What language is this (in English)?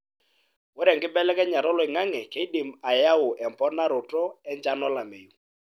Masai